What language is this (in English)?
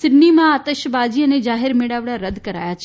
Gujarati